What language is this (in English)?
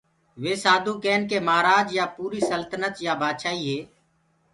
Gurgula